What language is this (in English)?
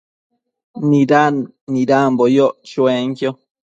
Matsés